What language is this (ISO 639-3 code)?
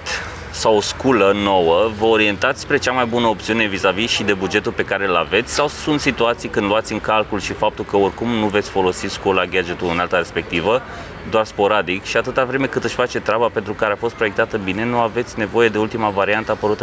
ron